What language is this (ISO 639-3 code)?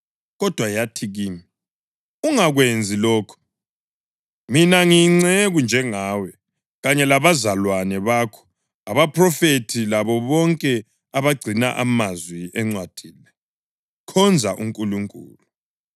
nde